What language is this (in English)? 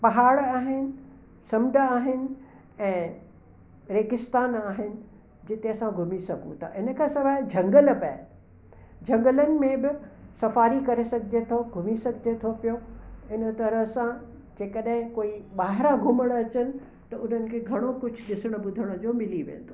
Sindhi